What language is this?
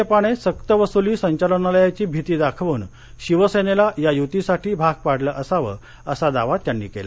Marathi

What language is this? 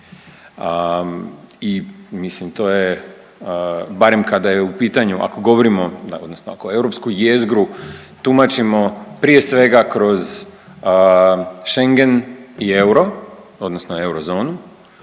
Croatian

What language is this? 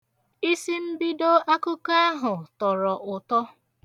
Igbo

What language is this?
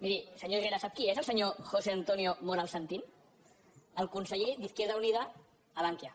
Catalan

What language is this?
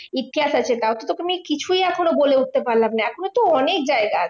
Bangla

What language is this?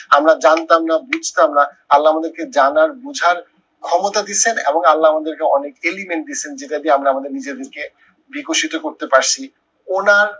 Bangla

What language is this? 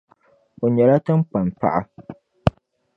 Dagbani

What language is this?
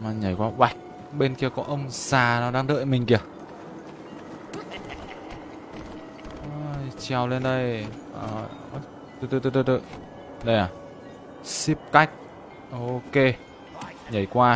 Vietnamese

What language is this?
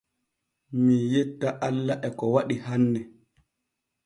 Borgu Fulfulde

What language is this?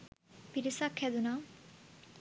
Sinhala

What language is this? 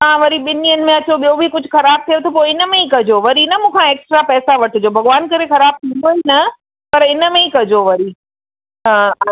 Sindhi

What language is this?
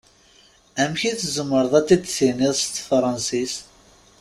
Kabyle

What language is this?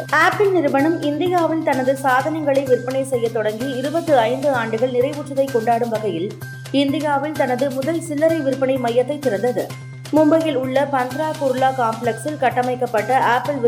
Tamil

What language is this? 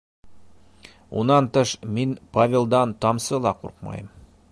Bashkir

